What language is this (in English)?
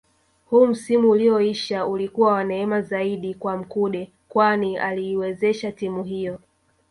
Swahili